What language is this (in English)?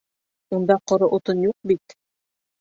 Bashkir